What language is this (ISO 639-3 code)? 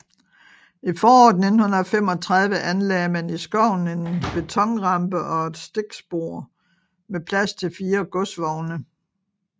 dan